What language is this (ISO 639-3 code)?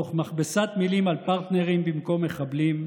heb